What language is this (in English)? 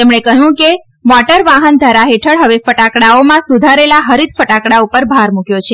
Gujarati